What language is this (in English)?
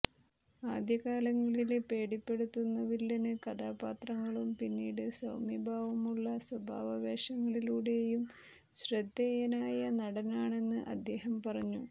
Malayalam